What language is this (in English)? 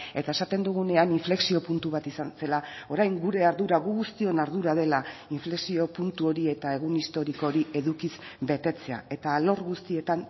Basque